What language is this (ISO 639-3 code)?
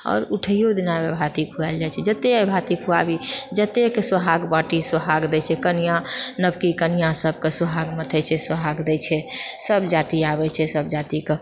mai